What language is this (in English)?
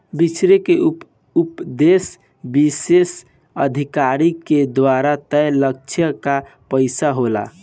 Bhojpuri